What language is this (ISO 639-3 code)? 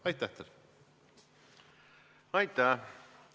est